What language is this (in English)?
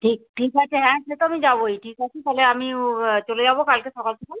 Bangla